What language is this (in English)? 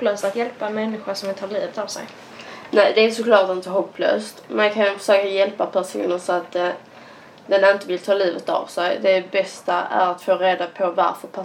Swedish